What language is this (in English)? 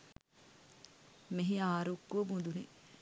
Sinhala